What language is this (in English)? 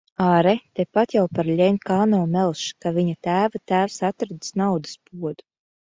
Latvian